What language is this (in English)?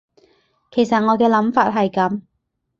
Cantonese